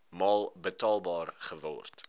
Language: Afrikaans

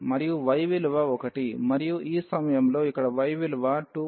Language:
Telugu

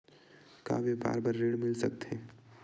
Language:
Chhattisgarhi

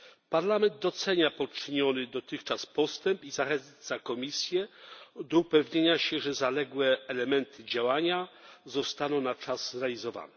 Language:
Polish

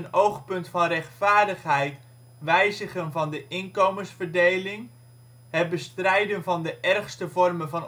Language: Dutch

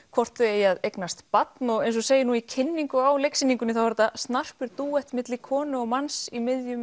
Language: Icelandic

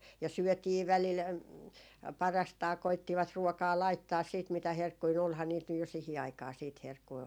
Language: Finnish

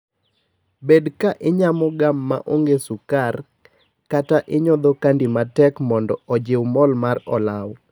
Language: Luo (Kenya and Tanzania)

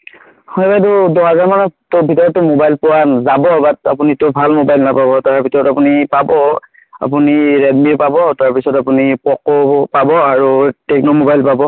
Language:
Assamese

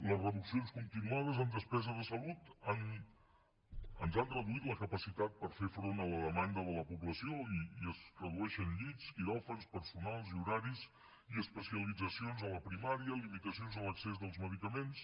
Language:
Catalan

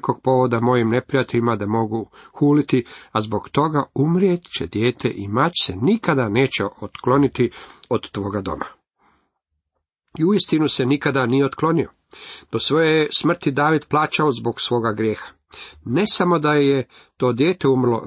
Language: Croatian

